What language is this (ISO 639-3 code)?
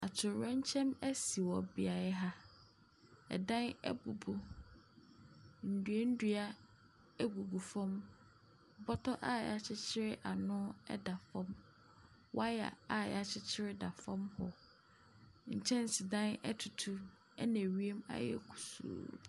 aka